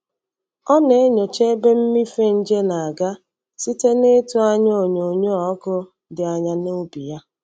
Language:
Igbo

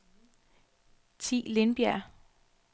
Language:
Danish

